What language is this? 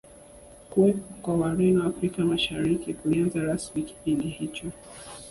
Swahili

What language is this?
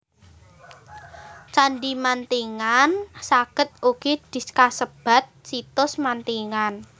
Javanese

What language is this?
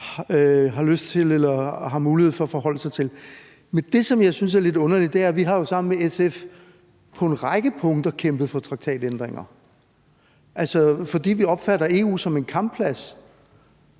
Danish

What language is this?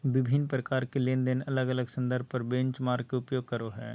Magahi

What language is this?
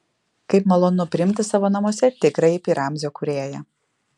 Lithuanian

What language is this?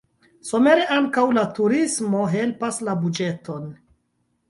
Esperanto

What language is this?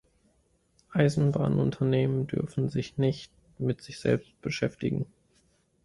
German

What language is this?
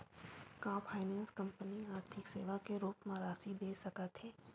Chhattisgarhi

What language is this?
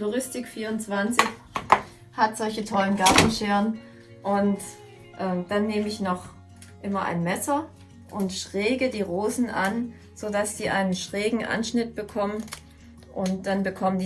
German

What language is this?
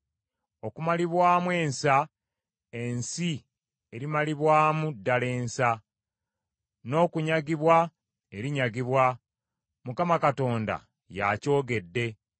Ganda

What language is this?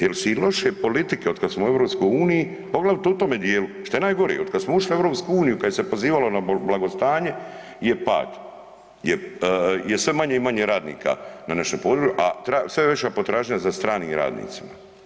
Croatian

